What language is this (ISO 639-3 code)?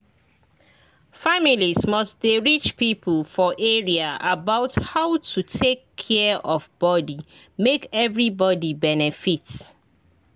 pcm